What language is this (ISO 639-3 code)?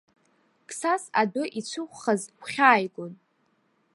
abk